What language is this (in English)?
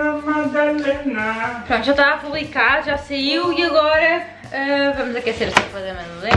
Portuguese